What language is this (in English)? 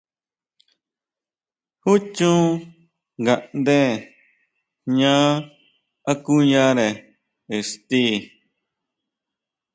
Huautla Mazatec